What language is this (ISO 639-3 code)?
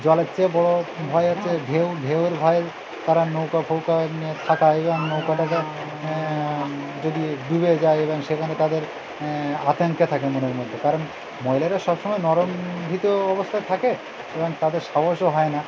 ben